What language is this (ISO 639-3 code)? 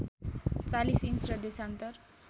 nep